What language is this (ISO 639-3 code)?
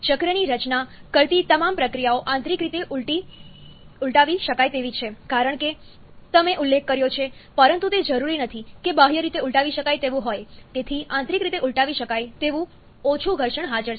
guj